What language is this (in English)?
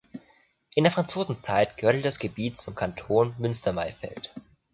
German